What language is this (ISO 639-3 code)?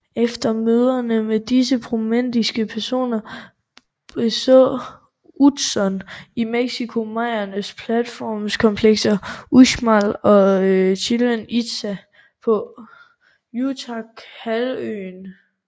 dan